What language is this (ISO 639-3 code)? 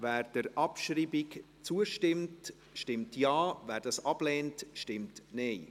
gsw